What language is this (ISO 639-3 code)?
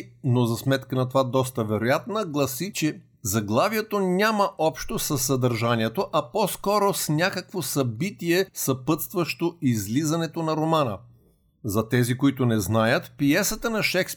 bul